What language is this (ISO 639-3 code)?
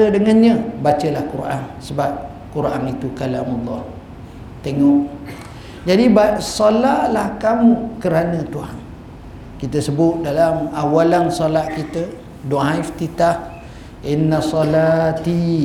msa